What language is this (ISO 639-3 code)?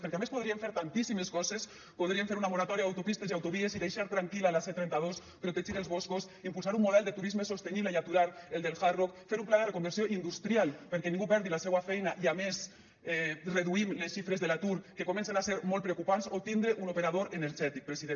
cat